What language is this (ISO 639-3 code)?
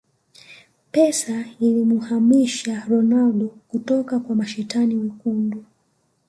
swa